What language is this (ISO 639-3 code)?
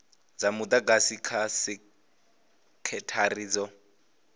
ven